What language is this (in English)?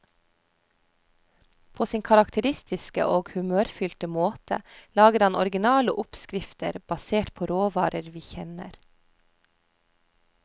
Norwegian